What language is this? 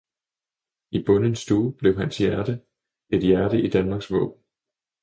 Danish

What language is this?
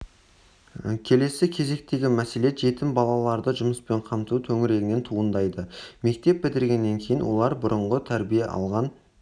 Kazakh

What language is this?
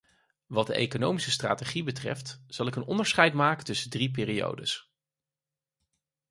Dutch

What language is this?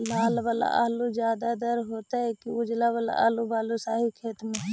Magahi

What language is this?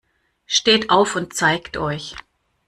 German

